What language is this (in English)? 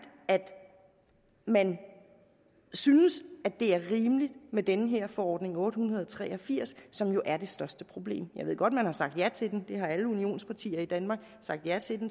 Danish